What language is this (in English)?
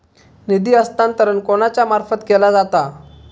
Marathi